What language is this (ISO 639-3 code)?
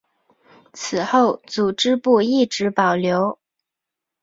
zho